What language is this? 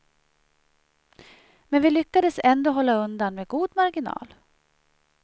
Swedish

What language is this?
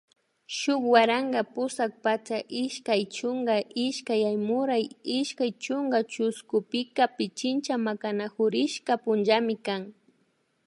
Imbabura Highland Quichua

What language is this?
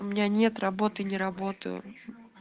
Russian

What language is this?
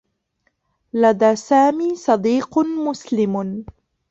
Arabic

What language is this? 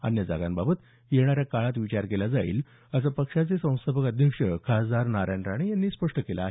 Marathi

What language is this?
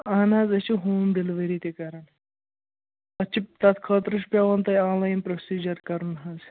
Kashmiri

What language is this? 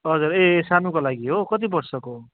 Nepali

